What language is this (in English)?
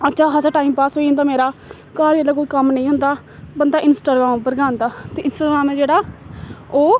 Dogri